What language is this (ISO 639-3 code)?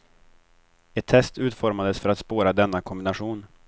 swe